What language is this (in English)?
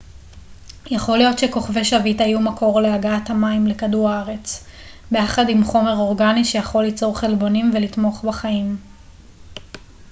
Hebrew